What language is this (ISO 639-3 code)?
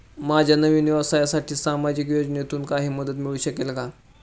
mar